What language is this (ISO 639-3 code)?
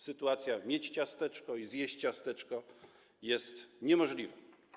pol